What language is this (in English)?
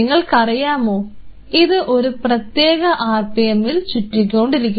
Malayalam